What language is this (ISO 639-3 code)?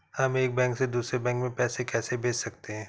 hin